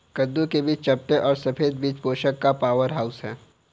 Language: Hindi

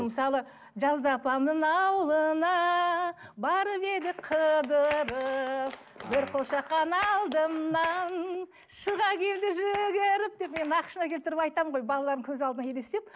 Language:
Kazakh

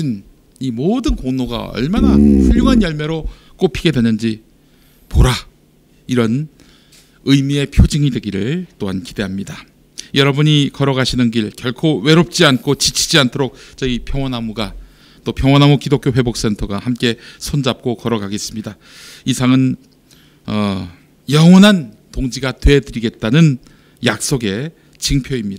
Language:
Korean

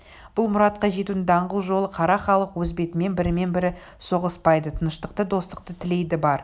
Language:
Kazakh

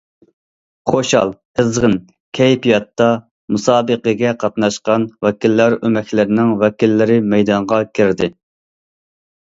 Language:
Uyghur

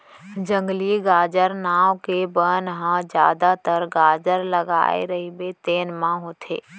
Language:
Chhattisgarhi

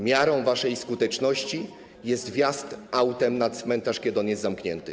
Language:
Polish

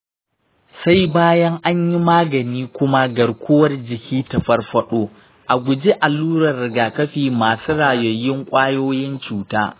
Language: Hausa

